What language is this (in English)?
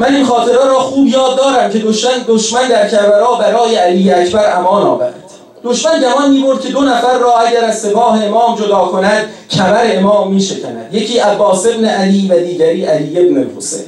Persian